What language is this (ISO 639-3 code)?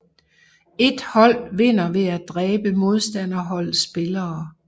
dan